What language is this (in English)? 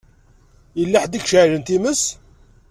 Kabyle